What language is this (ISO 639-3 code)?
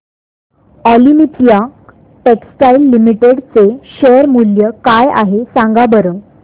mar